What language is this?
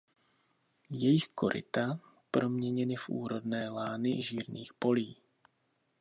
Czech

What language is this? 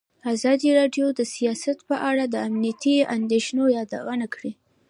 Pashto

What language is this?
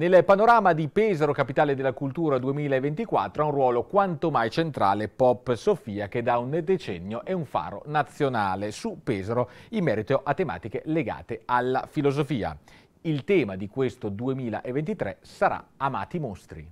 Italian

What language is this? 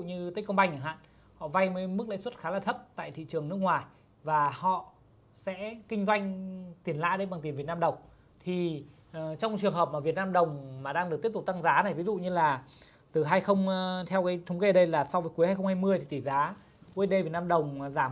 Vietnamese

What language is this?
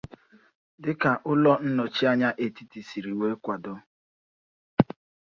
Igbo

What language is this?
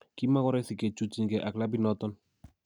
Kalenjin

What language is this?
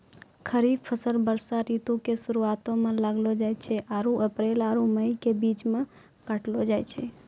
Maithili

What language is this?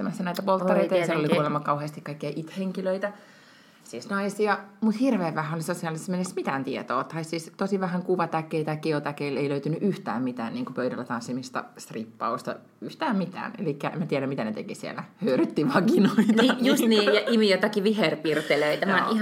Finnish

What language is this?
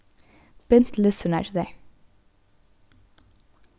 Faroese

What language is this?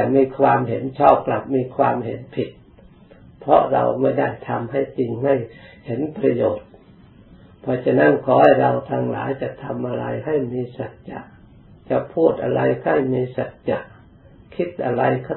Thai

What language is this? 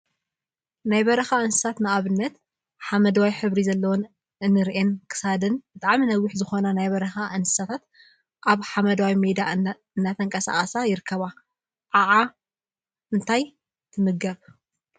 Tigrinya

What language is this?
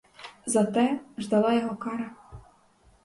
Ukrainian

